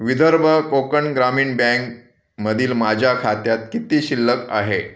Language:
Marathi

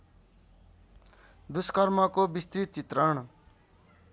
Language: Nepali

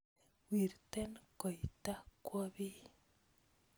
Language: Kalenjin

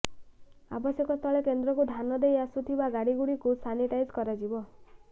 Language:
Odia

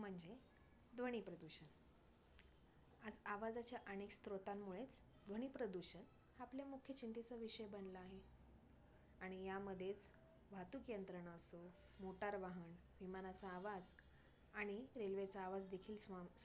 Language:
Marathi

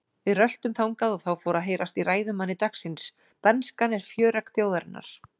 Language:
Icelandic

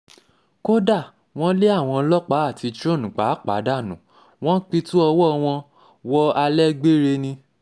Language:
Yoruba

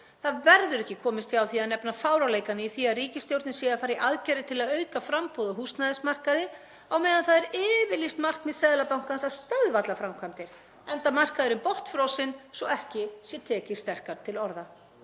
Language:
Icelandic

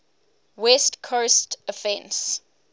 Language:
English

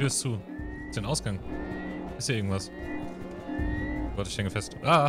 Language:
German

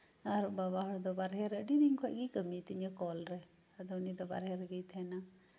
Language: Santali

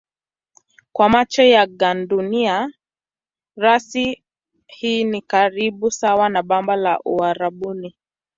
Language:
Swahili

